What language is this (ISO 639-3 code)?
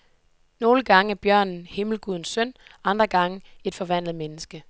dan